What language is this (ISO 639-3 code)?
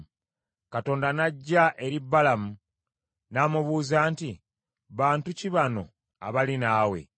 lug